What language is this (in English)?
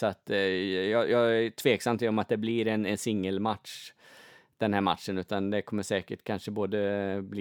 Swedish